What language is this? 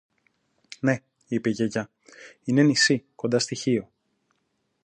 Greek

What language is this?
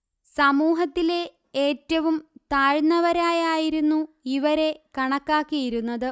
Malayalam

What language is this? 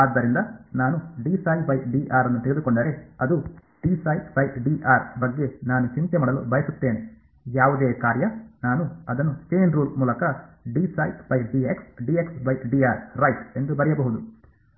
Kannada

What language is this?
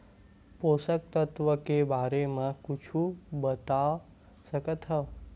Chhattisgarhi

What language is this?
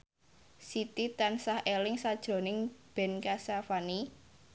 Javanese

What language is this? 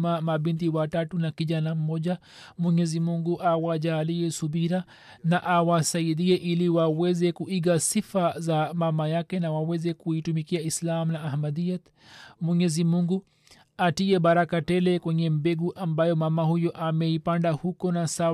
Swahili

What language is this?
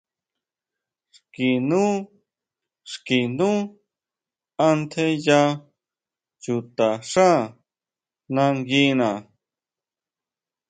Huautla Mazatec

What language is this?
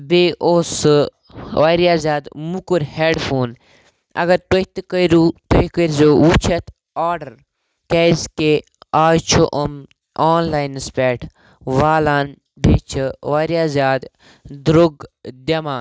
Kashmiri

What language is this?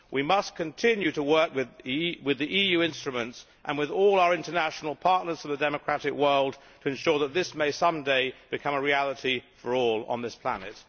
English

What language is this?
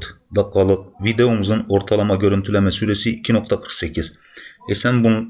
Turkish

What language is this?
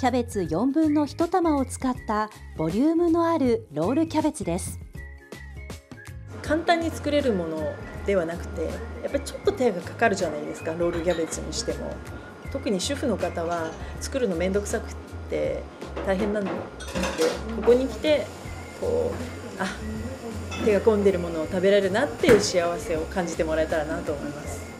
Japanese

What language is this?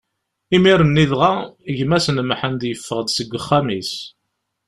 Kabyle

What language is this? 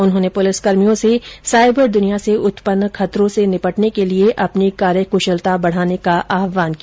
Hindi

